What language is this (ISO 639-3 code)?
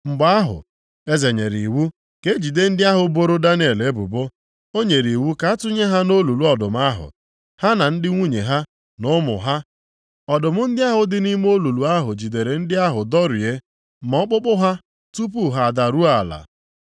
ibo